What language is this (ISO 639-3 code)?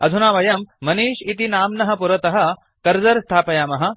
san